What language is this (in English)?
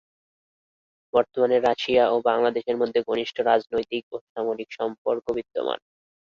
Bangla